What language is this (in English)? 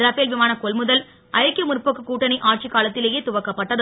Tamil